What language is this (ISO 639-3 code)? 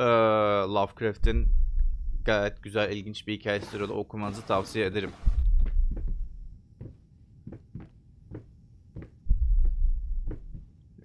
tur